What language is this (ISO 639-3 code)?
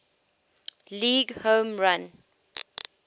eng